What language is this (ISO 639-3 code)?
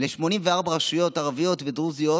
heb